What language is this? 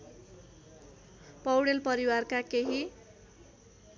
Nepali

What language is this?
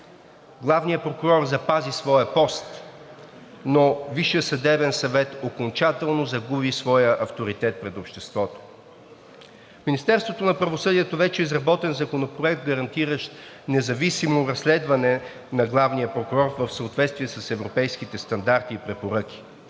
Bulgarian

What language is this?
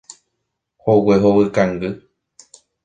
Guarani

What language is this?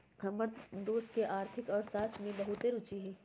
Magahi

